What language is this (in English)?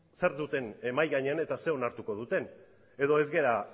Basque